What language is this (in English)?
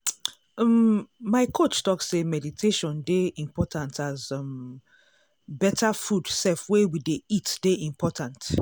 Nigerian Pidgin